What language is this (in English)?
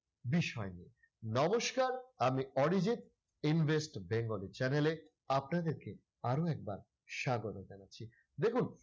Bangla